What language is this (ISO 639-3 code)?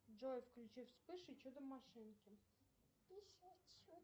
rus